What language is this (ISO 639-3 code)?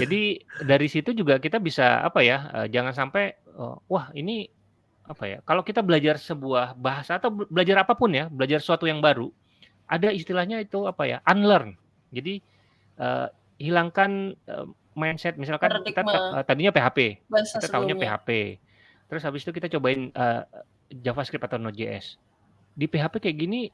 ind